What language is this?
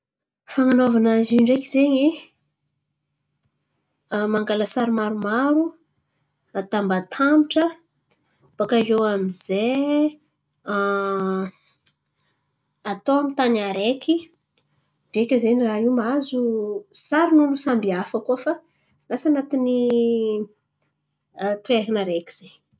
Antankarana Malagasy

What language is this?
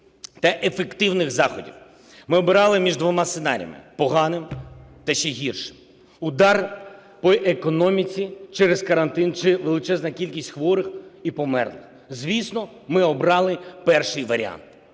Ukrainian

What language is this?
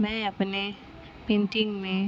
Urdu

